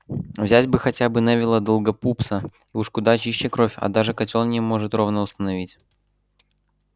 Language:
Russian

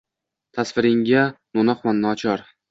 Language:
Uzbek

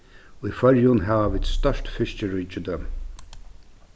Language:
Faroese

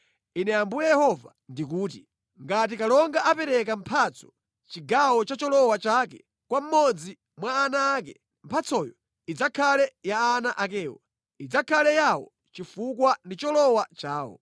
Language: Nyanja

